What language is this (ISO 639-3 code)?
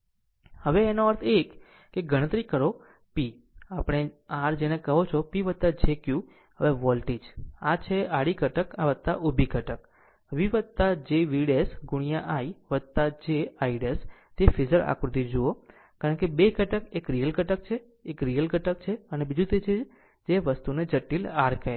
guj